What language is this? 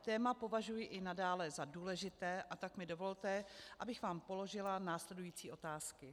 Czech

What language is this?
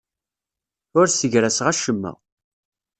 Kabyle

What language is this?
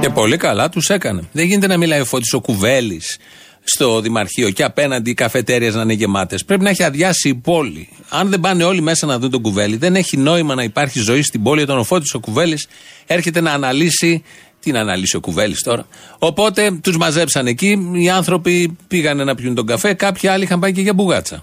Greek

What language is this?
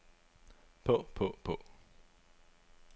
Danish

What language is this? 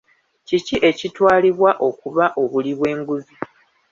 Ganda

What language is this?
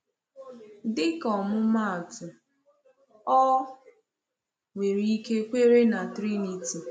Igbo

